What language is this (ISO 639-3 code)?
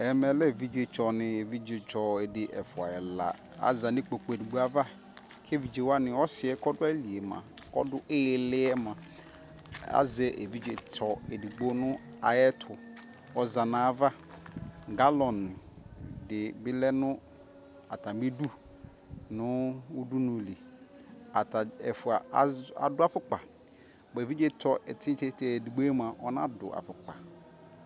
kpo